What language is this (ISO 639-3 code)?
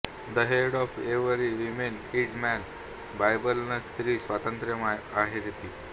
mar